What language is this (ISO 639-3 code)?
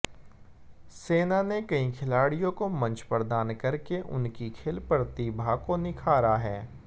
hin